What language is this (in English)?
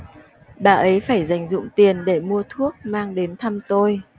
Vietnamese